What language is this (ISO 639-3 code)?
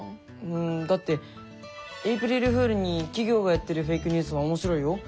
jpn